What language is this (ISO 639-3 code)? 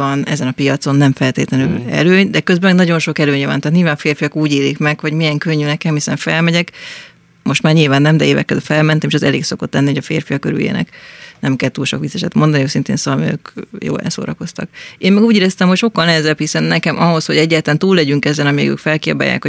hun